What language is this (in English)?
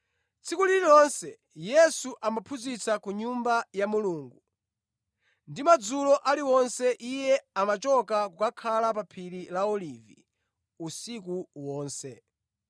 Nyanja